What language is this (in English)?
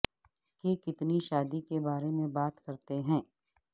Urdu